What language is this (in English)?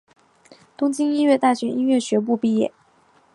Chinese